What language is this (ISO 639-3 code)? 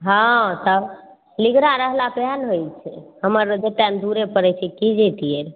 mai